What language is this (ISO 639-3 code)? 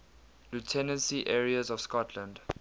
eng